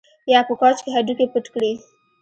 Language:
Pashto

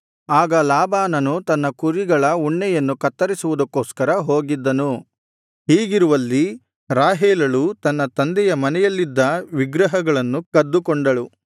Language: Kannada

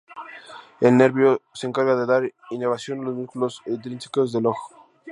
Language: Spanish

